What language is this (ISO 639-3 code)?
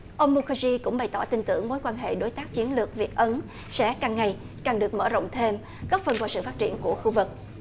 vie